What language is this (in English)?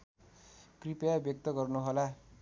Nepali